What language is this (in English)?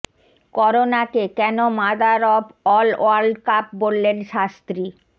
Bangla